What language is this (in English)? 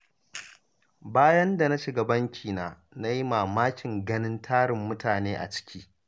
Hausa